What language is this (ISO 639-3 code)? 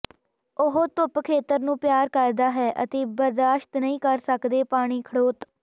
pan